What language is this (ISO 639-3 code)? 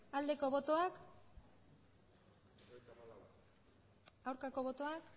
eus